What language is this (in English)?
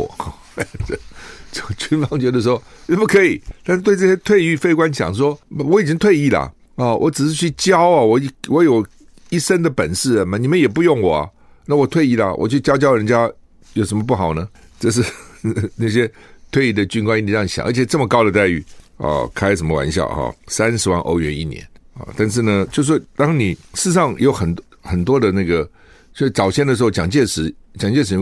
Chinese